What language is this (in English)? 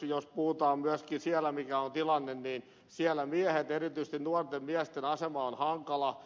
Finnish